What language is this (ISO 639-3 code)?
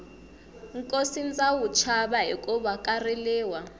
tso